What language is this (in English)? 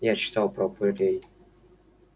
Russian